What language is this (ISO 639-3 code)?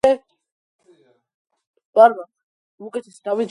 kat